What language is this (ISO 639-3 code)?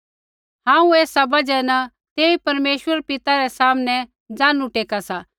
kfx